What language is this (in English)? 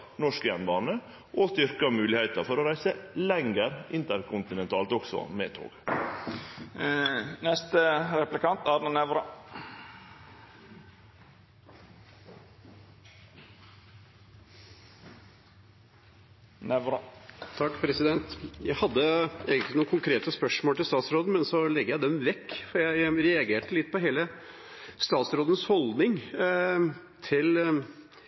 Norwegian